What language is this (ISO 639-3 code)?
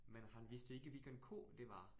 dan